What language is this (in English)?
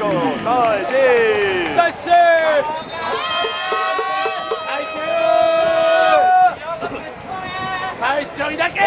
Polish